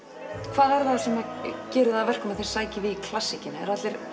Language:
Icelandic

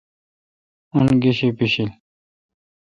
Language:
Kalkoti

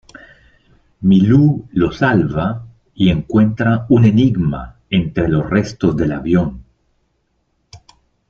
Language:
Spanish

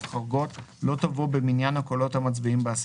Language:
Hebrew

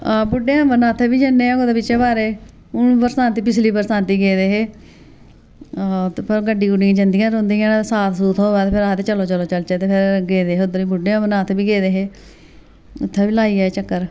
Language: Dogri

